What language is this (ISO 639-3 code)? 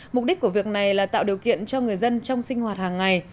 vie